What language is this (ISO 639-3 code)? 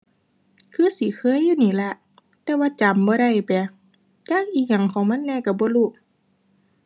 tha